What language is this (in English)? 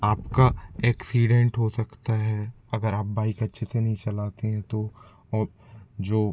Hindi